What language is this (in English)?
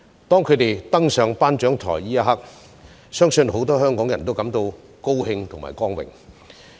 Cantonese